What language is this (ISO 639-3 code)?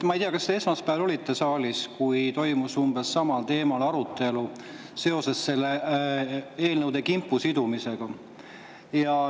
est